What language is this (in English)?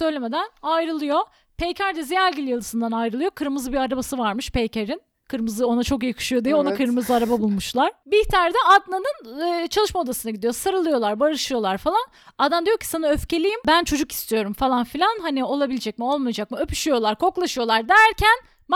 Turkish